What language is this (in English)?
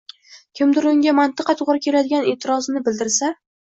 Uzbek